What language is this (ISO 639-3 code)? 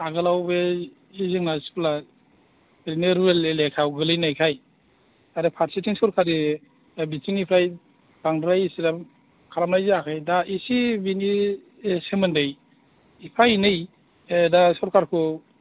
brx